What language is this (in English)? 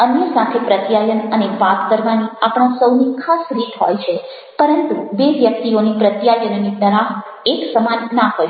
Gujarati